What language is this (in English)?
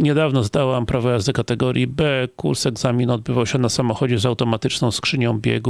Polish